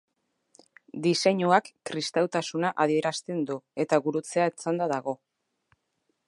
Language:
Basque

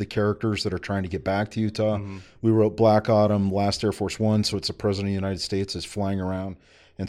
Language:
English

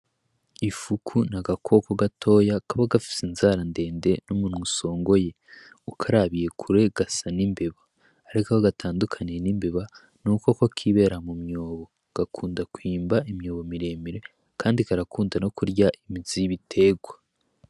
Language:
Rundi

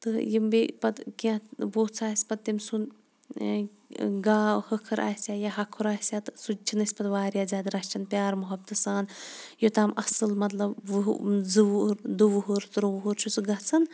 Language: Kashmiri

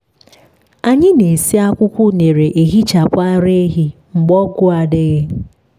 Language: Igbo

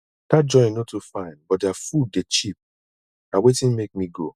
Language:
Nigerian Pidgin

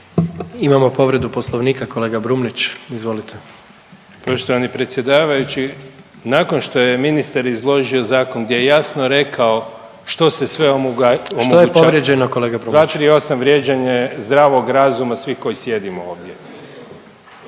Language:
Croatian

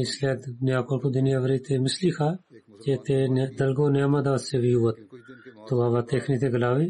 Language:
Bulgarian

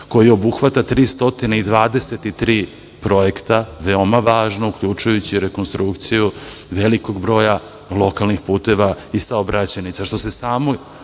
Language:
Serbian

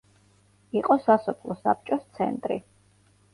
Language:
Georgian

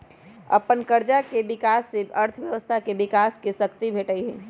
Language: Magahi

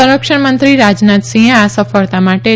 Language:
Gujarati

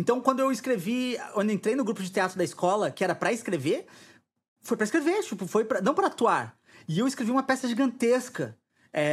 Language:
Portuguese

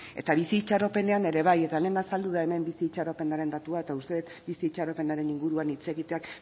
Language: Basque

